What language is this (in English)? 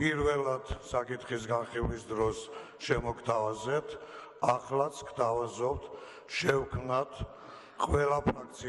Romanian